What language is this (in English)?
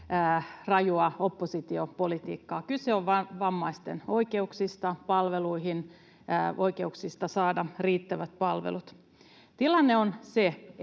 Finnish